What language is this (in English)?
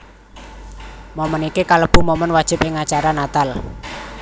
Javanese